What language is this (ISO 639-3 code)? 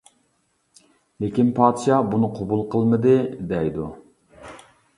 uig